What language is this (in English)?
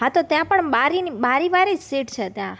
Gujarati